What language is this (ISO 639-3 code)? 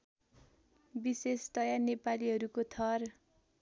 nep